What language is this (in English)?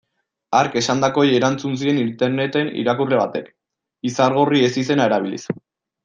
Basque